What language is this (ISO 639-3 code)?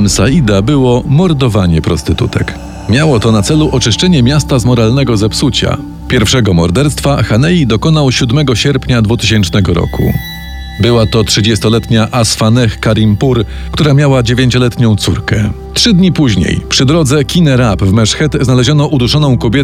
pol